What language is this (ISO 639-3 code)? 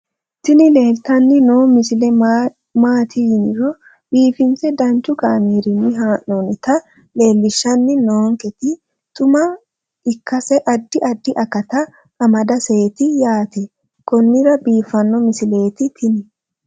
sid